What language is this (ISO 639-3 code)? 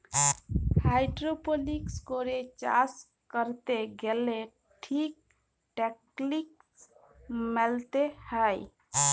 ben